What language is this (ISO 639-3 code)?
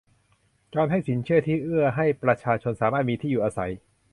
tha